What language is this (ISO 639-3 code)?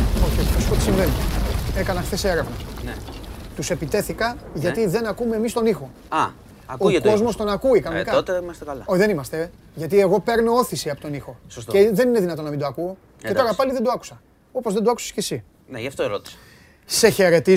ell